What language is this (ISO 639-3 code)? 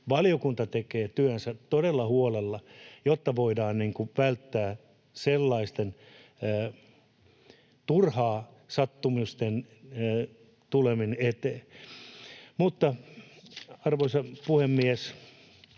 fin